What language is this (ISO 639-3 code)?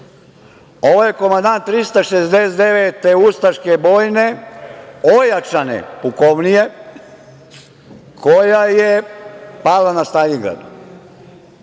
srp